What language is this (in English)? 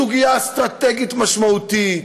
Hebrew